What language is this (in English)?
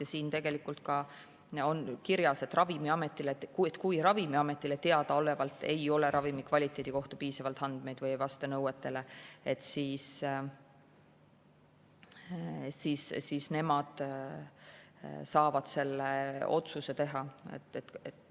Estonian